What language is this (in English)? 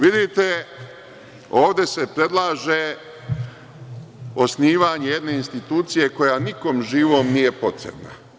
Serbian